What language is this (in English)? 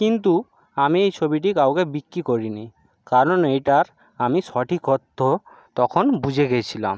Bangla